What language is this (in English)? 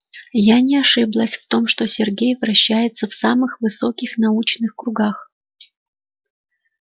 Russian